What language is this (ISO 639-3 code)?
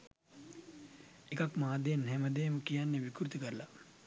sin